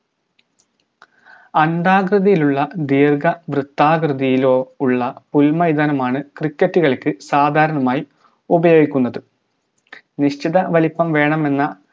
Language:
Malayalam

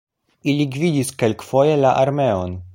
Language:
Esperanto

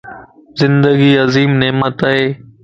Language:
Lasi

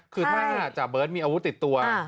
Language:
Thai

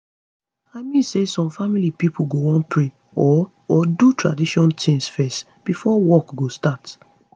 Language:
Nigerian Pidgin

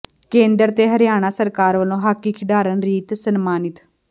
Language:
Punjabi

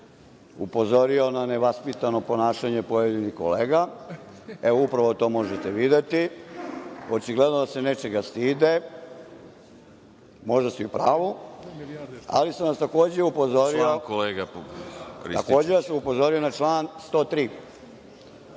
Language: Serbian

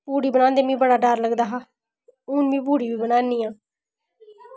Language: Dogri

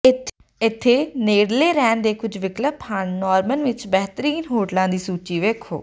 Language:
Punjabi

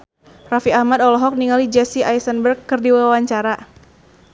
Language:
Sundanese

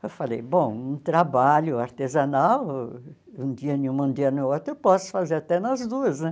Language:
Portuguese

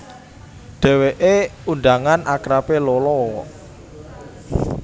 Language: Javanese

